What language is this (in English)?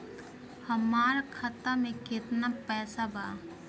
Bhojpuri